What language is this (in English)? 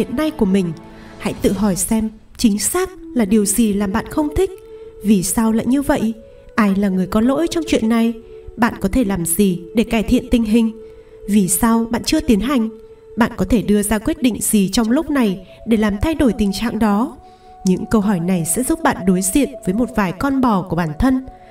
Vietnamese